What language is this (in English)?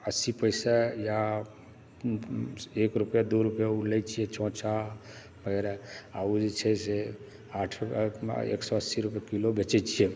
Maithili